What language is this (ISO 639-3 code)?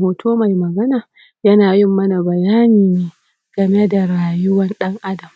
hau